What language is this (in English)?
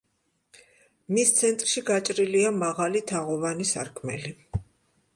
Georgian